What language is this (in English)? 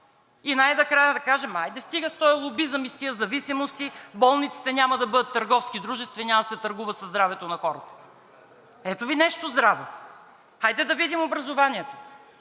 Bulgarian